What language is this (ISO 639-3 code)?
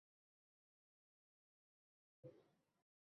uzb